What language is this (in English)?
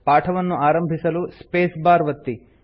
Kannada